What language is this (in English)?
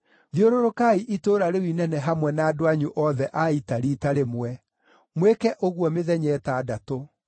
Kikuyu